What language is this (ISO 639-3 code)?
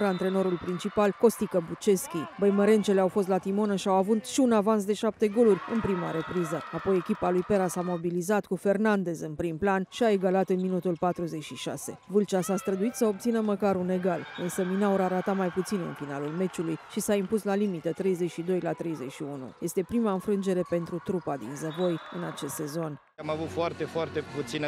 ron